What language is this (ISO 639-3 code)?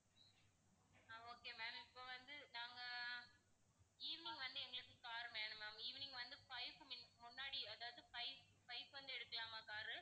tam